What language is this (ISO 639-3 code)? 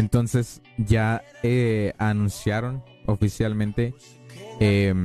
spa